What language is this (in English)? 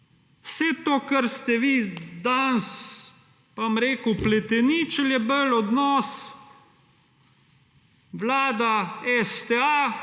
Slovenian